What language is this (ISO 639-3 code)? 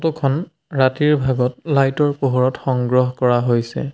asm